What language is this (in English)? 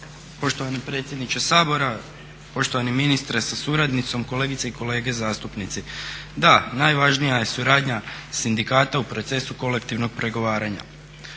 Croatian